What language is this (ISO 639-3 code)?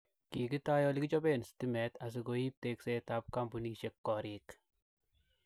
kln